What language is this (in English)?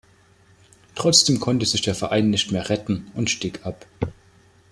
German